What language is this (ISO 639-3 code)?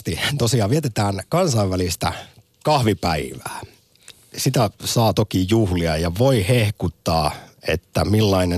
fin